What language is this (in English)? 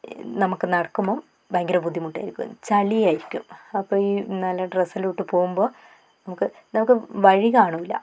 Malayalam